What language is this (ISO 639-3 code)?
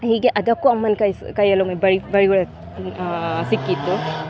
kan